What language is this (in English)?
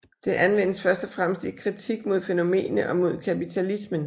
Danish